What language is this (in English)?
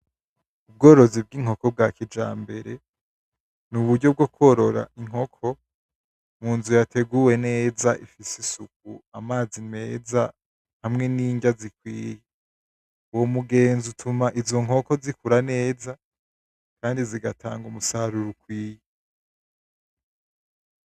Rundi